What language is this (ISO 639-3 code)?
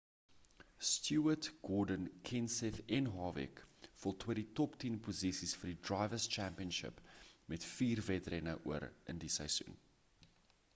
afr